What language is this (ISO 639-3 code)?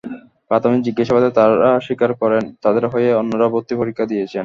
ben